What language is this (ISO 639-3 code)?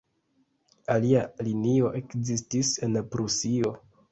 epo